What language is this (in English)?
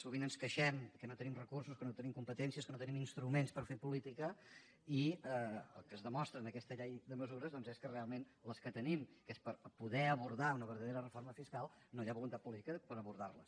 Catalan